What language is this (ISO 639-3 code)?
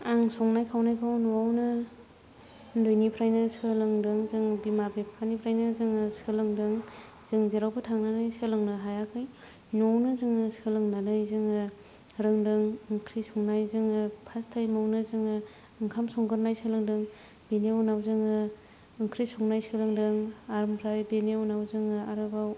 brx